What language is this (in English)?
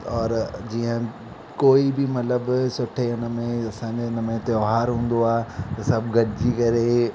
Sindhi